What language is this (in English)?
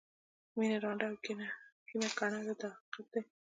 Pashto